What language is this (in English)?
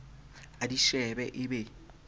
Southern Sotho